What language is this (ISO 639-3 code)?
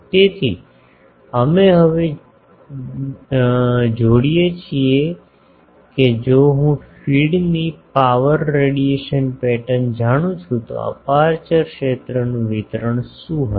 guj